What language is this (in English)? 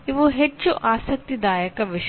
Kannada